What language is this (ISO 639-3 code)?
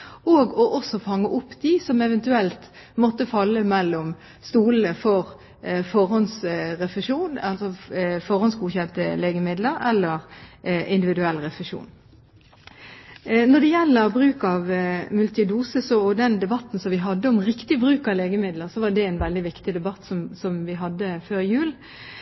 nob